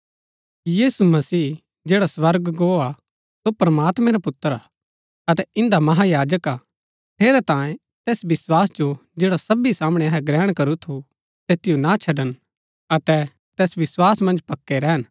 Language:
Gaddi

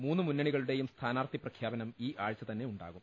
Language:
Malayalam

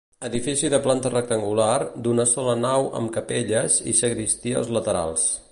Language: Catalan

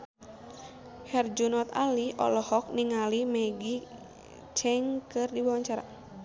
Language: Sundanese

